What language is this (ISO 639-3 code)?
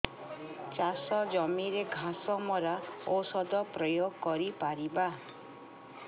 ori